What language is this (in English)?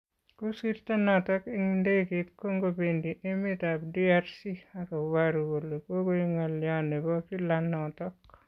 Kalenjin